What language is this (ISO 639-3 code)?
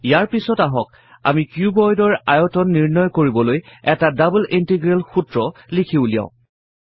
asm